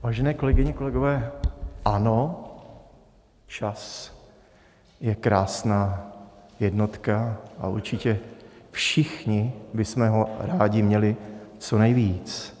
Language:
Czech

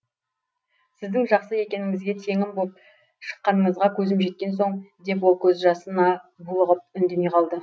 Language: Kazakh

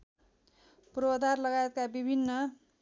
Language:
Nepali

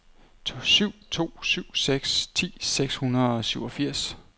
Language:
Danish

